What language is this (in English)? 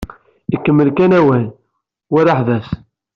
Kabyle